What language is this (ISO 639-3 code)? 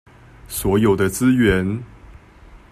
zho